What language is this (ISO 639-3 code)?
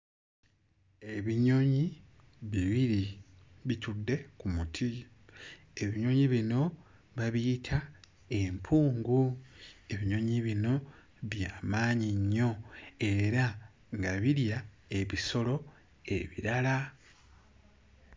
lug